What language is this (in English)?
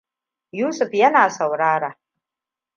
Hausa